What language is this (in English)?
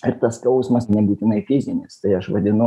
Lithuanian